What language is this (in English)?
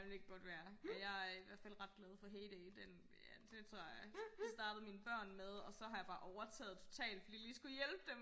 Danish